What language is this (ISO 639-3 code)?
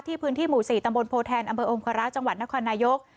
tha